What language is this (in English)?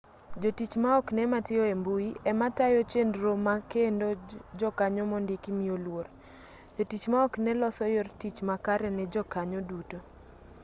Luo (Kenya and Tanzania)